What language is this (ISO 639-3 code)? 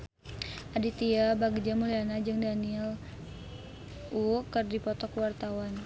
sun